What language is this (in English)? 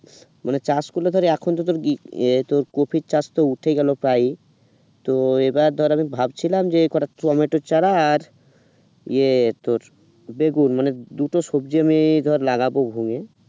Bangla